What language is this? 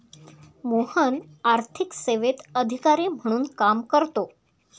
Marathi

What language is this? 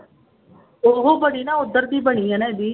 Punjabi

